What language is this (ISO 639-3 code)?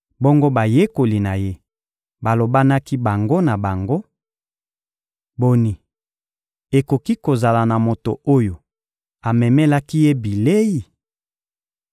lin